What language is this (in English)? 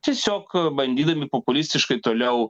Lithuanian